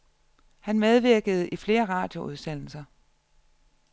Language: Danish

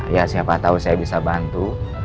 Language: Indonesian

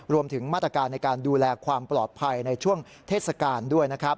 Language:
Thai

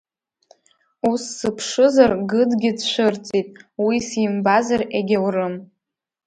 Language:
Abkhazian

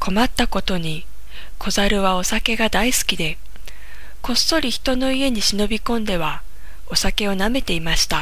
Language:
Japanese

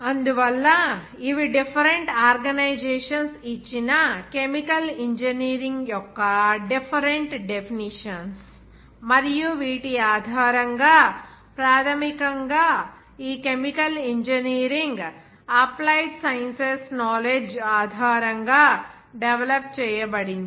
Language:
Telugu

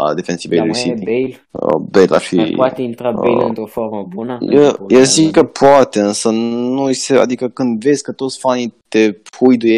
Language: Romanian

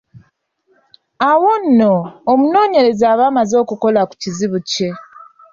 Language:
Ganda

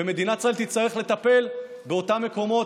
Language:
Hebrew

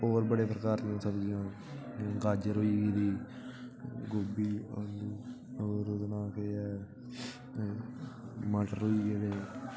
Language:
Dogri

